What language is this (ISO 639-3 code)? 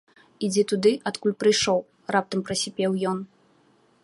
bel